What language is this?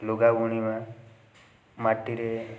Odia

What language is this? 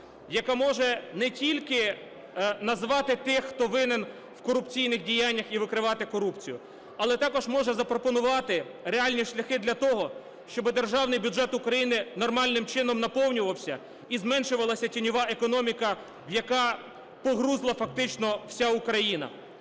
Ukrainian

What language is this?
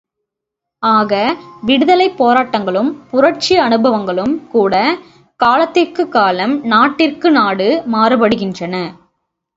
Tamil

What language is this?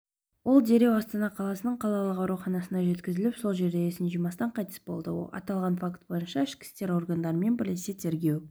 Kazakh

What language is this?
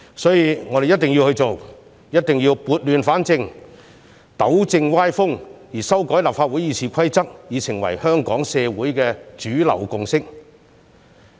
Cantonese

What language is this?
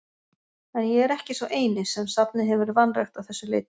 Icelandic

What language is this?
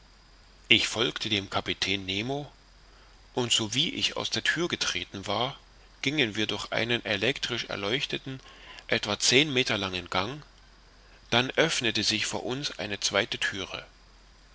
German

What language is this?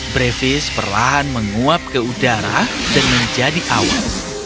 Indonesian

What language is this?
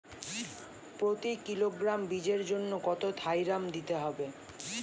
Bangla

